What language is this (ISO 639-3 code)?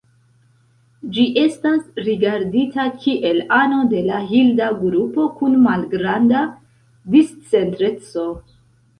epo